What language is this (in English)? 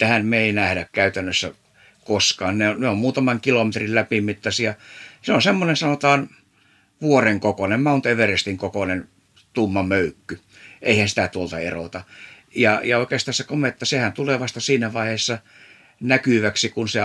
Finnish